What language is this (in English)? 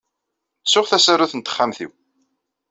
Kabyle